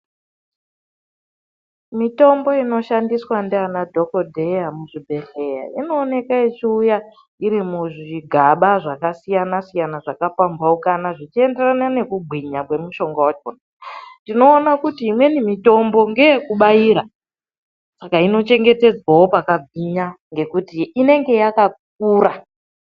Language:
Ndau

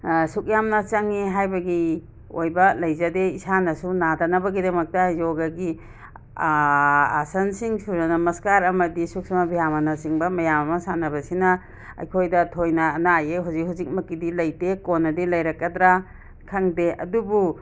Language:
Manipuri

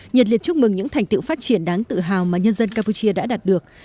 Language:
Vietnamese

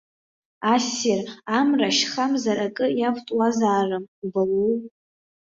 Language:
Abkhazian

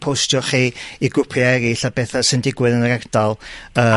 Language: Welsh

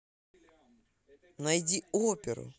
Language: Russian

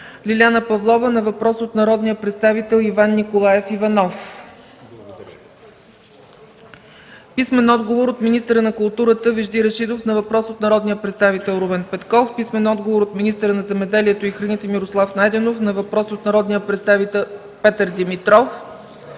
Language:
Bulgarian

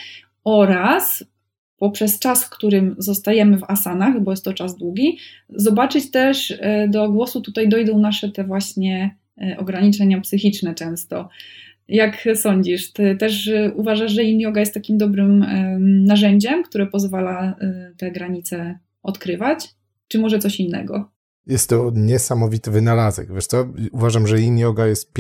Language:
Polish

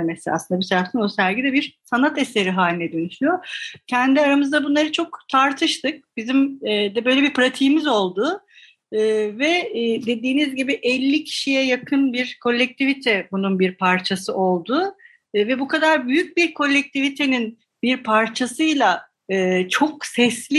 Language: Turkish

